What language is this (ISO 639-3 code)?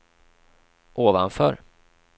swe